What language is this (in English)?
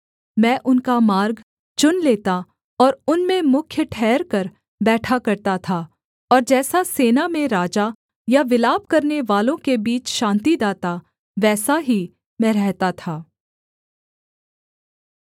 Hindi